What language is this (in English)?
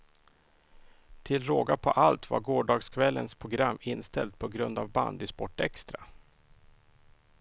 Swedish